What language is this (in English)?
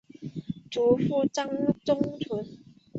Chinese